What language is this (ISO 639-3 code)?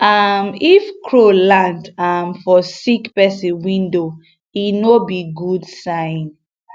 pcm